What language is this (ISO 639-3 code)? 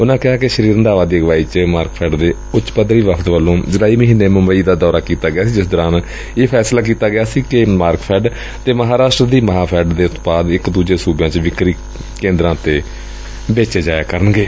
pan